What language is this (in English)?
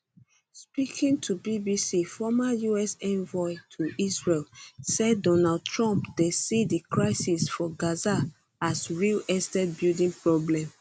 Nigerian Pidgin